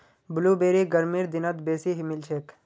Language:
Magahi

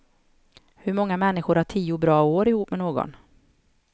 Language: Swedish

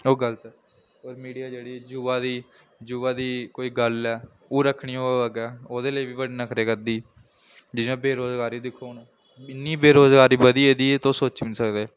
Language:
Dogri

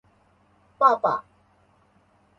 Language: Chinese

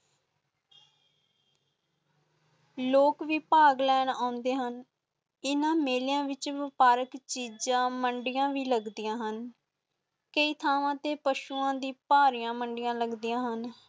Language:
Punjabi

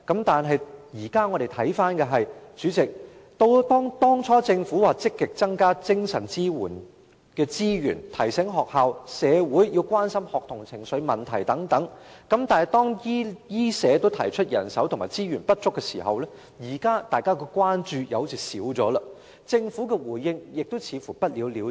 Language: Cantonese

